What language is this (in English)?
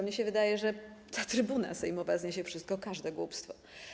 Polish